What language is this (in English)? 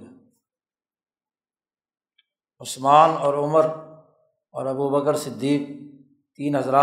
Urdu